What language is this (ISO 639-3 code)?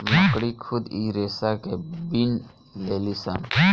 bho